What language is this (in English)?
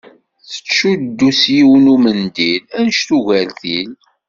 Kabyle